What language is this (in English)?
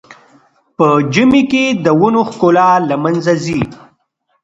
Pashto